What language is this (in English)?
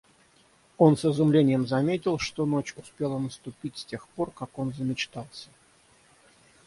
Russian